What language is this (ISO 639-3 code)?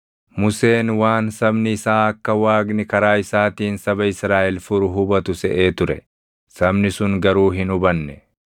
orm